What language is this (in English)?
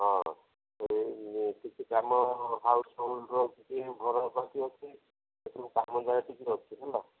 Odia